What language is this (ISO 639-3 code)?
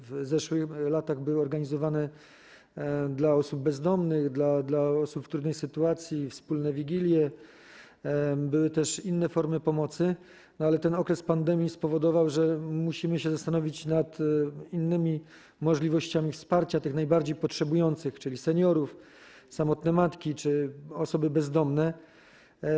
pol